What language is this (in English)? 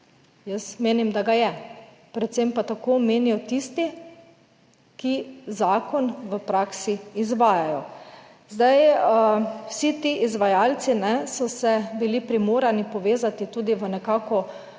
Slovenian